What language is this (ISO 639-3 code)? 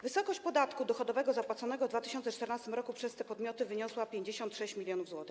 pol